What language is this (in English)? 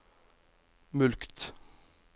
Norwegian